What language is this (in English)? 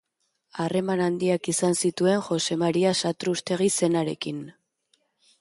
Basque